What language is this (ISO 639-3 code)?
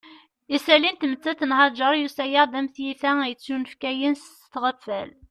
kab